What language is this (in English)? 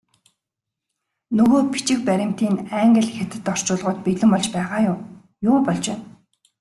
Mongolian